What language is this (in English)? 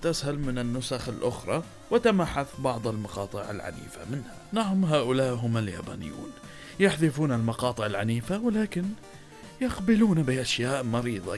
Arabic